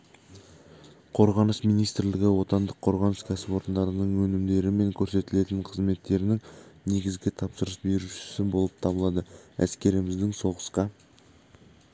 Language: Kazakh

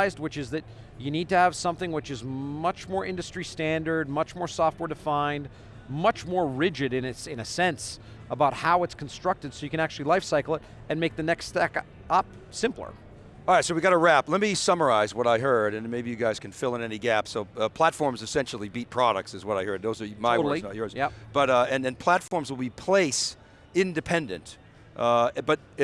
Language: English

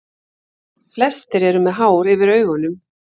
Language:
Icelandic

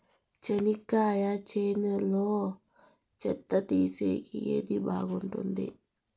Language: Telugu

